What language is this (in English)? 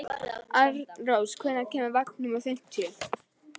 Icelandic